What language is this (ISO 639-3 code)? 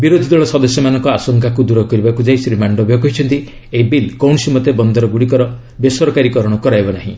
ori